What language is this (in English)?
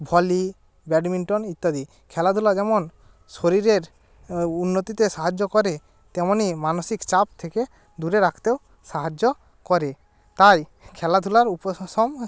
Bangla